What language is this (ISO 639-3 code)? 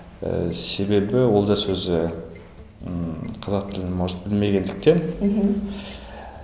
kaz